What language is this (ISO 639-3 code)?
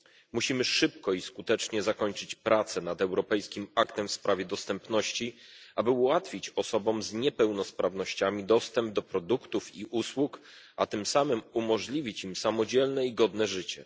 pol